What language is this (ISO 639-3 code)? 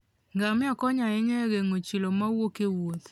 luo